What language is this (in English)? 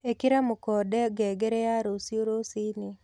Kikuyu